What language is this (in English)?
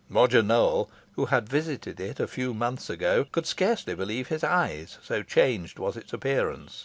English